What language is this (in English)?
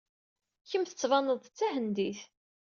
Kabyle